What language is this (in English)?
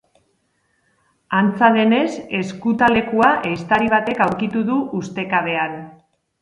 Basque